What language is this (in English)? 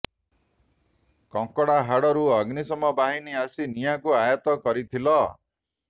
Odia